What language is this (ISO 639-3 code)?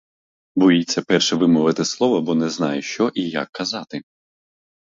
ukr